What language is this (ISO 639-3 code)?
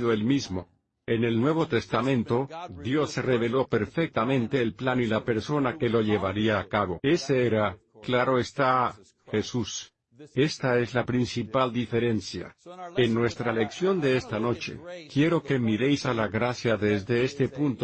spa